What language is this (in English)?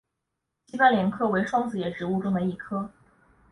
Chinese